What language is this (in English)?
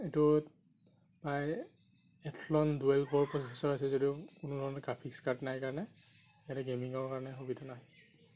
Assamese